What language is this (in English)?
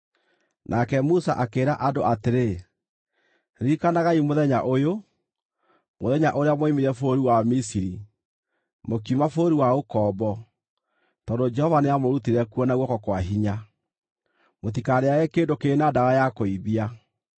Kikuyu